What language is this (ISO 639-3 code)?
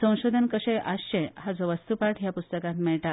kok